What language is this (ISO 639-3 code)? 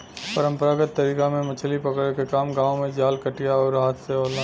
bho